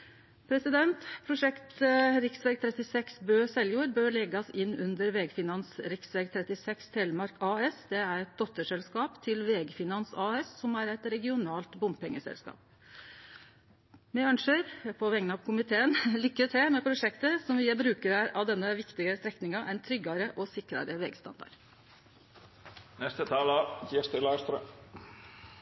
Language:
Norwegian Nynorsk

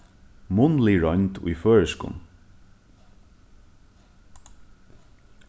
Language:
Faroese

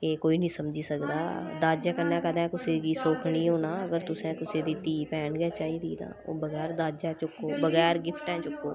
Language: Dogri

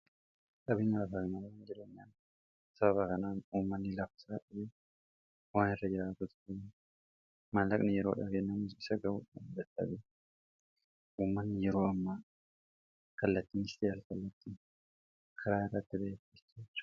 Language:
Oromo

